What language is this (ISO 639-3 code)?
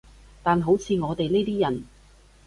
yue